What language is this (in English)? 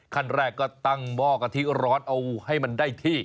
Thai